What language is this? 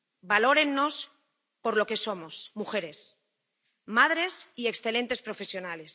Spanish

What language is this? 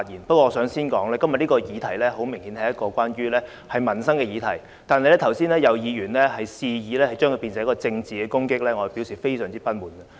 Cantonese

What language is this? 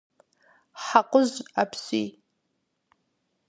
Kabardian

